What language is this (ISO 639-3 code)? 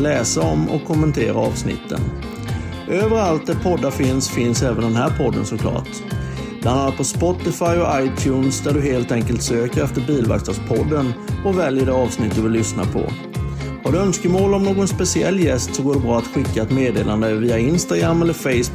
swe